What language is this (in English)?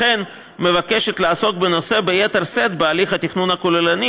Hebrew